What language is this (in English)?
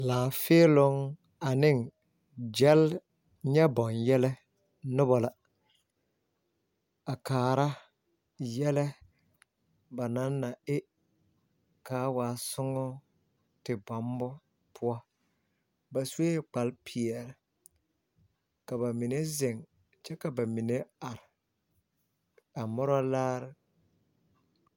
Southern Dagaare